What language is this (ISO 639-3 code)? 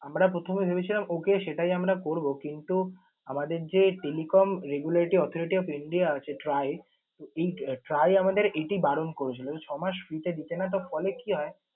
ben